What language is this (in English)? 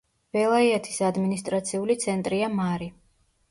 Georgian